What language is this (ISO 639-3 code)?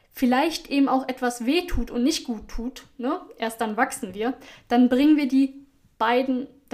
deu